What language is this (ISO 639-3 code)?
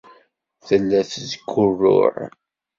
kab